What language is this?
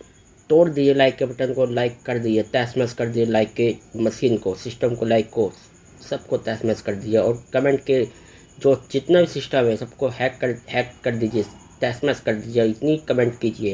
Hindi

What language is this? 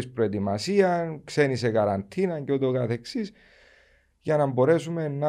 Greek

